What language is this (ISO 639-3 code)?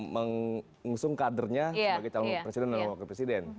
ind